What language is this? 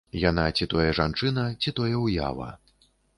Belarusian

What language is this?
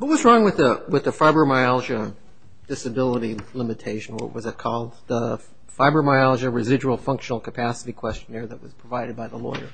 English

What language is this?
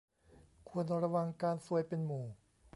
Thai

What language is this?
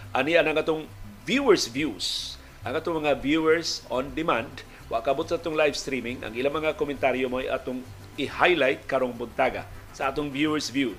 Filipino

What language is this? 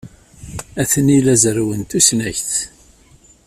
Kabyle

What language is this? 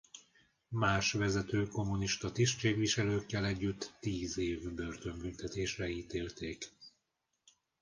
Hungarian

